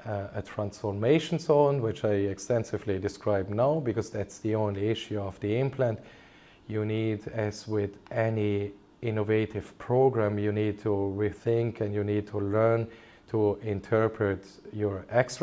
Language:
English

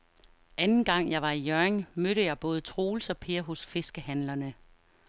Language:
Danish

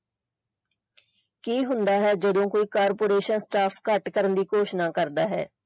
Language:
Punjabi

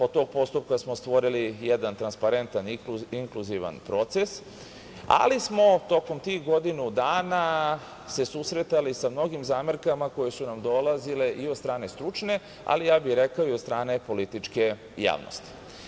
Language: Serbian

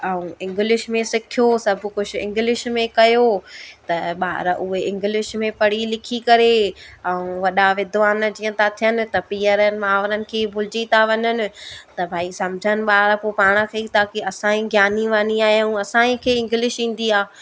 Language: Sindhi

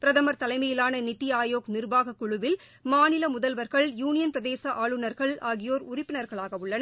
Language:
Tamil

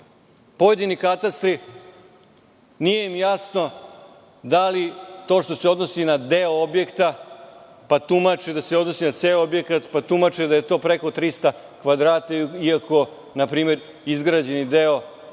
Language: Serbian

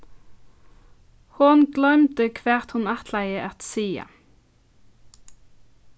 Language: Faroese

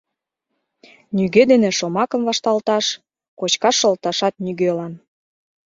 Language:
Mari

